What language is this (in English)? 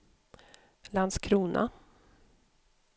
Swedish